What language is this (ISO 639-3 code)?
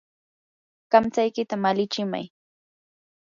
qur